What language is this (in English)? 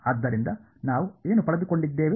Kannada